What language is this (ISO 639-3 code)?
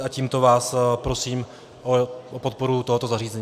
ces